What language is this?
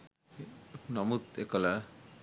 Sinhala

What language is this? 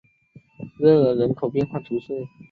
Chinese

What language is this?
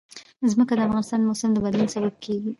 Pashto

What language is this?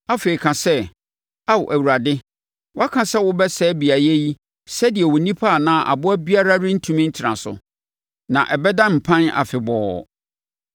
Akan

